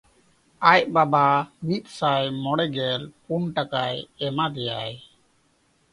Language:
Santali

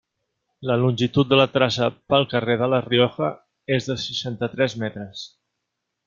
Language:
Catalan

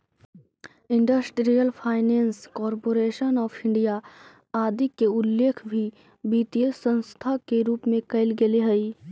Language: Magahi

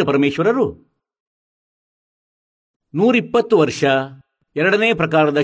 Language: Kannada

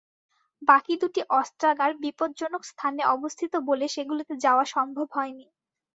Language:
Bangla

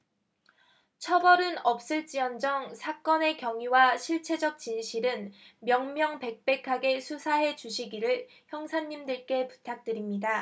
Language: Korean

